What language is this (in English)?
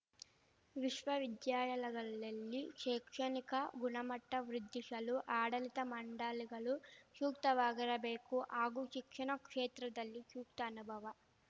Kannada